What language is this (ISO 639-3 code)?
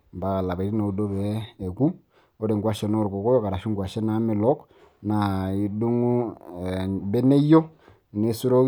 mas